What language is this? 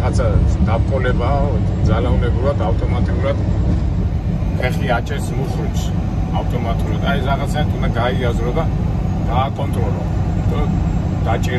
Romanian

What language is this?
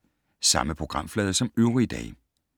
Danish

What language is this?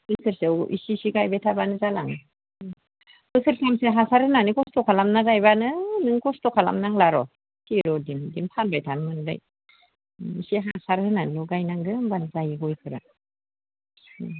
Bodo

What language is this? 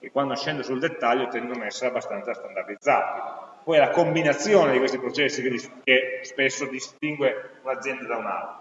Italian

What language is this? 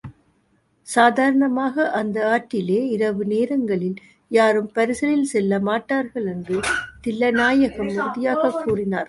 Tamil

